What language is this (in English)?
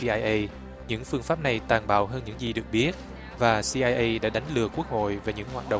Vietnamese